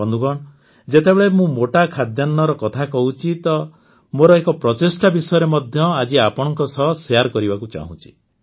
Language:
Odia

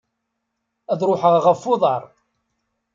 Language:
Kabyle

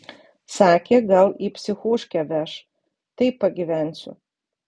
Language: Lithuanian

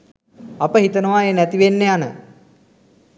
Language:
Sinhala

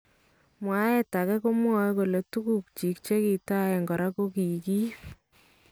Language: Kalenjin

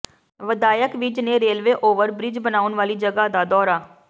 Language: Punjabi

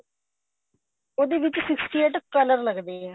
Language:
Punjabi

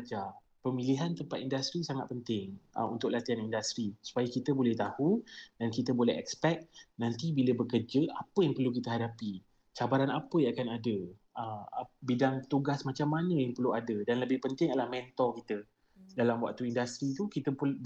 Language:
Malay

